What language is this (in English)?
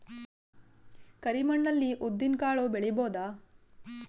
Kannada